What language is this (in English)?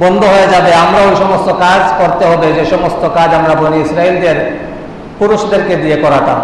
Indonesian